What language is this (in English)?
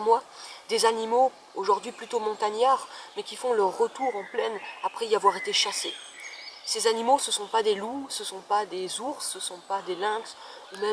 French